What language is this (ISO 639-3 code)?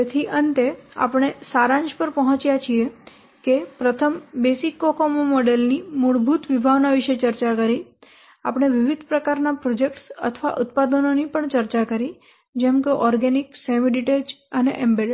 guj